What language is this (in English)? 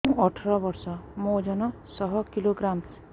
Odia